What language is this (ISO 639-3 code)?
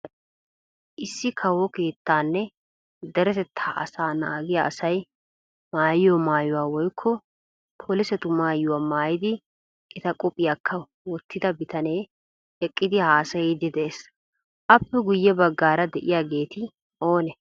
wal